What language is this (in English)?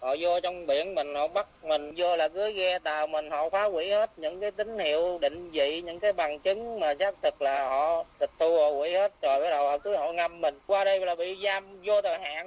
Vietnamese